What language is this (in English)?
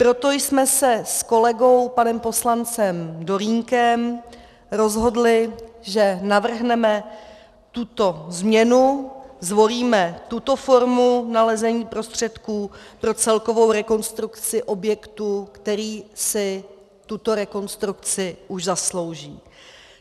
Czech